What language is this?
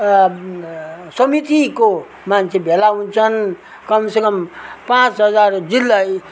Nepali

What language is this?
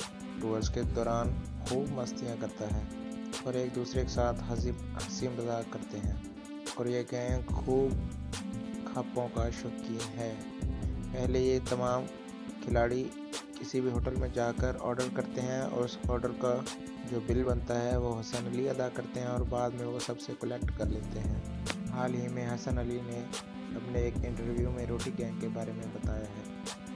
Urdu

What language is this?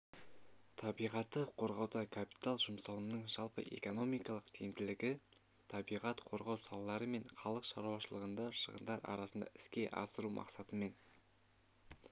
Kazakh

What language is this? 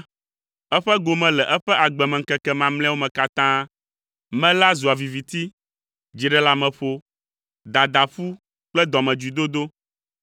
Ewe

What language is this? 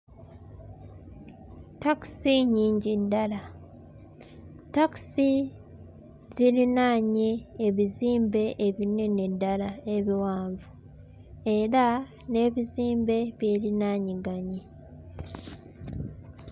Ganda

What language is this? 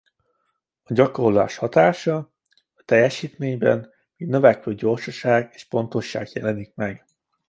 Hungarian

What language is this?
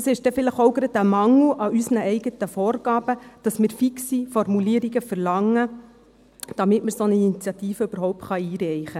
Swiss German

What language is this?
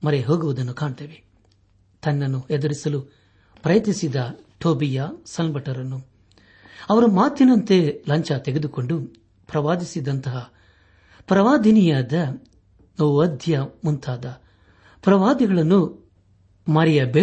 Kannada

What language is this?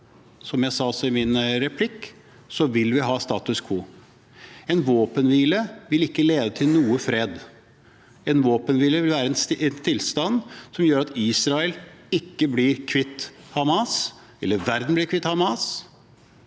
Norwegian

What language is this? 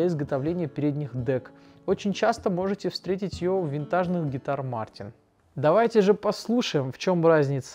Russian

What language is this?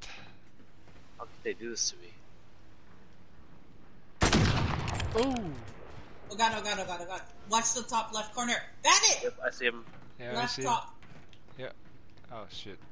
English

